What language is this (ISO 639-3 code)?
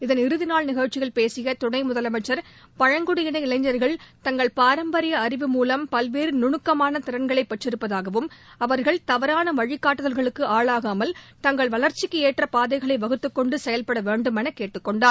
tam